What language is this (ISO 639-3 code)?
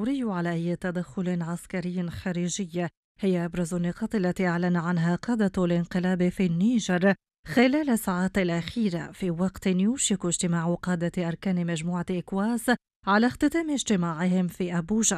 ara